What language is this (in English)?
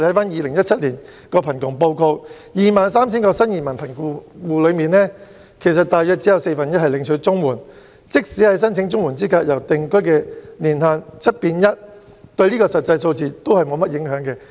Cantonese